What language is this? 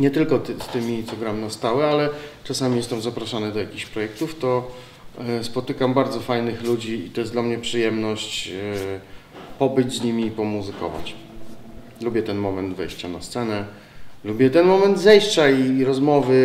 Polish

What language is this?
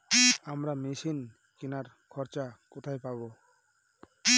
Bangla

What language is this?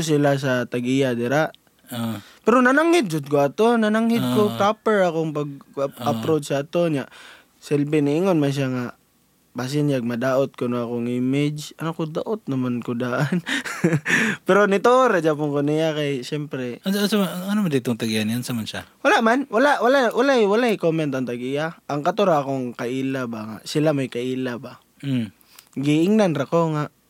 Filipino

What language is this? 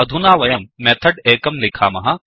Sanskrit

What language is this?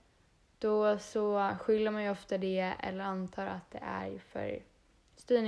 Swedish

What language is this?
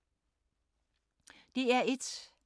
Danish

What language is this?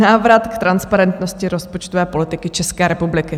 Czech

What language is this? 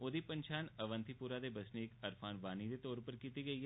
Dogri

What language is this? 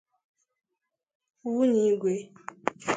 Igbo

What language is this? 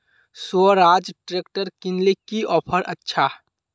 Magahi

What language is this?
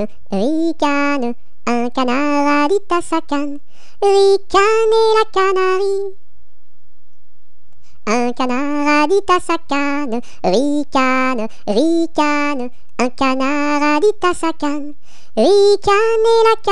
French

